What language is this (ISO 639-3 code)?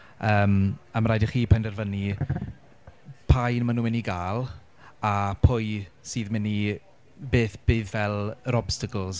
cym